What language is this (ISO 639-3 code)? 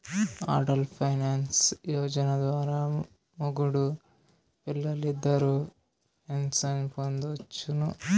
tel